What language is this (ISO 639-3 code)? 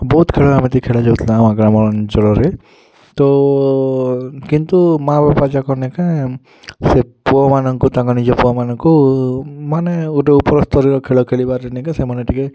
ori